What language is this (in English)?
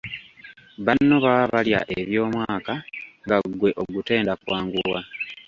Ganda